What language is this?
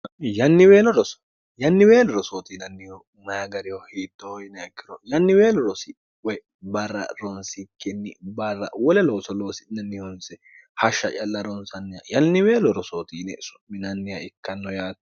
Sidamo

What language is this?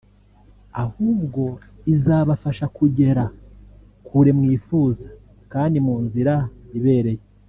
Kinyarwanda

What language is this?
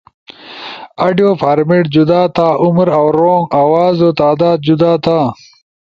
Ushojo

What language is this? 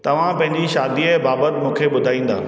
Sindhi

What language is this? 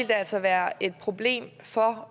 Danish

